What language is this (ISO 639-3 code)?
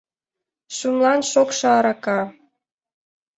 chm